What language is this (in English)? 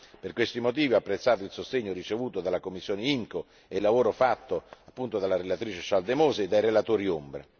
Italian